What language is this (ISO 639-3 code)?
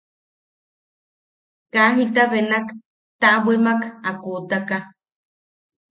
yaq